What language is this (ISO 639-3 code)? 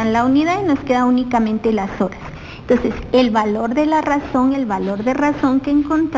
spa